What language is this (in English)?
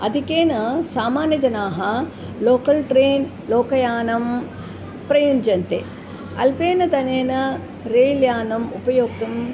Sanskrit